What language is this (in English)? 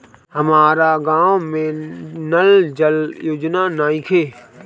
Bhojpuri